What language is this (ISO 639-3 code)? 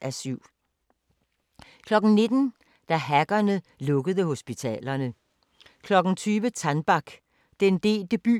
dan